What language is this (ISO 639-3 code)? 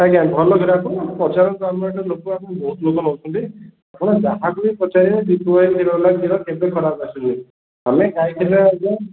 ori